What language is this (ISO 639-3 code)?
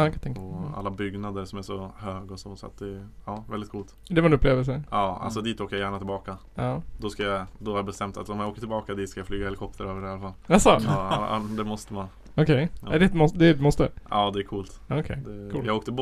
swe